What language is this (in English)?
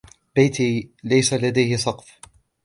Arabic